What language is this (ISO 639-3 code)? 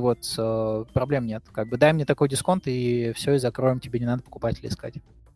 rus